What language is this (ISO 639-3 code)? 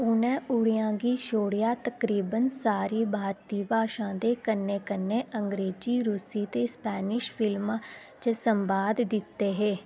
doi